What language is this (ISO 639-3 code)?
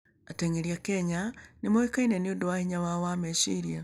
kik